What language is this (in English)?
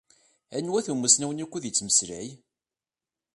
Kabyle